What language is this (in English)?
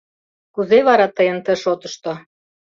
Mari